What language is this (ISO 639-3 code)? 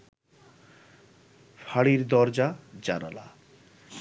ben